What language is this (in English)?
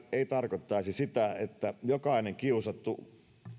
Finnish